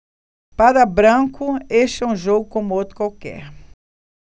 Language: Portuguese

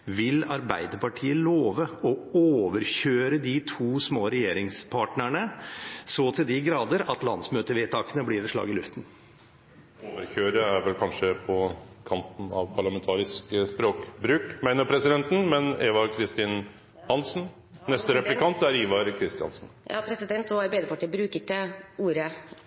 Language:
Norwegian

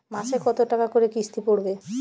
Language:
Bangla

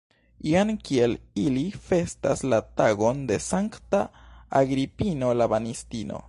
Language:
Esperanto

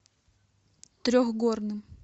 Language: Russian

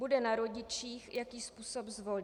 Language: Czech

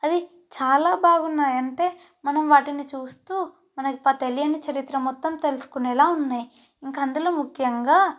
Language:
Telugu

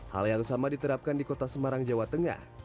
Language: Indonesian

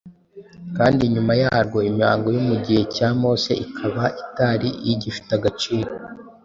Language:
Kinyarwanda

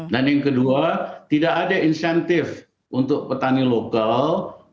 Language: Indonesian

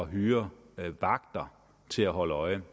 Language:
Danish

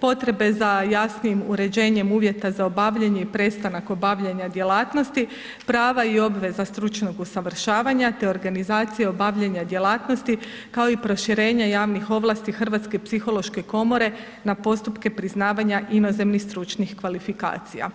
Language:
Croatian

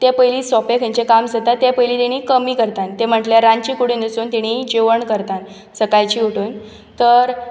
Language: Konkani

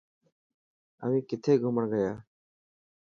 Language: Dhatki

